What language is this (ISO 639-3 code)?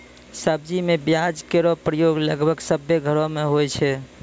mai